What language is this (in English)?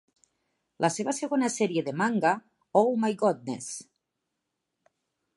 Catalan